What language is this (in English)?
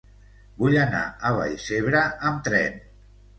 Catalan